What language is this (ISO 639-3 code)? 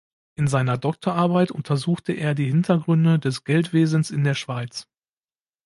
deu